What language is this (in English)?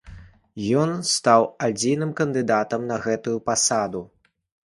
Belarusian